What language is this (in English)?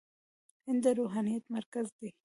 Pashto